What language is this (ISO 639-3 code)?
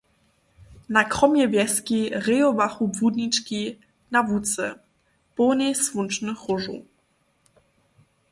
hsb